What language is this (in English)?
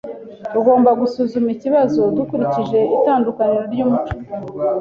Kinyarwanda